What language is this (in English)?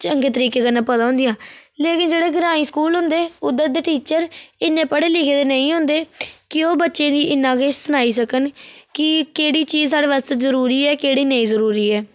Dogri